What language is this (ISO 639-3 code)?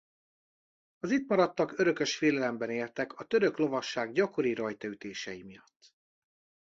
hun